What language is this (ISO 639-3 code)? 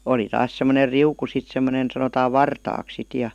fin